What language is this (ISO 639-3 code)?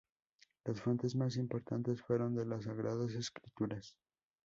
spa